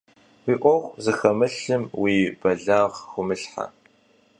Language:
Kabardian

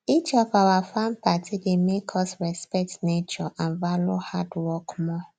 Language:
Nigerian Pidgin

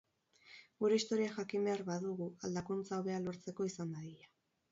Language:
Basque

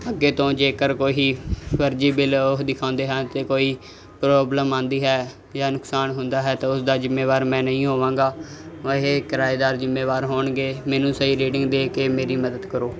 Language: Punjabi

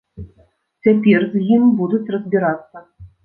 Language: Belarusian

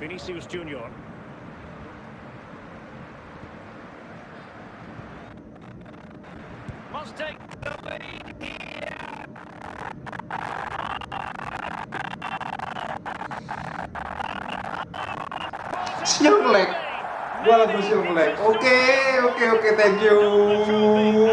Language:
Indonesian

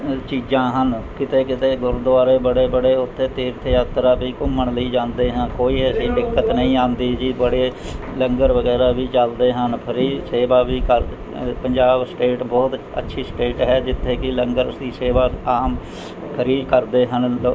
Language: Punjabi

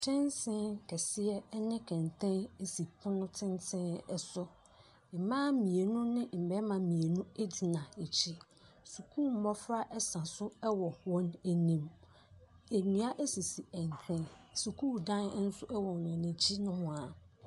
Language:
Akan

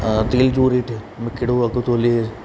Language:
Sindhi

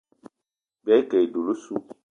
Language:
Eton (Cameroon)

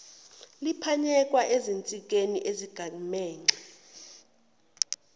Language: Zulu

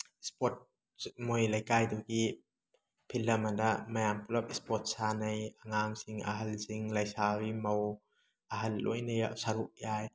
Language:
Manipuri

